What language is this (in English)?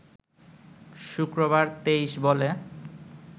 Bangla